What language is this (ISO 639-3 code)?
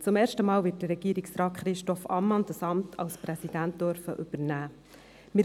gsw